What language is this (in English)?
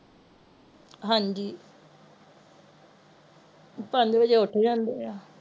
Punjabi